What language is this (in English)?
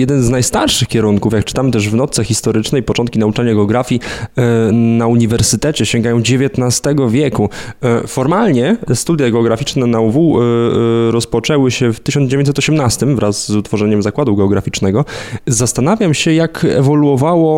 Polish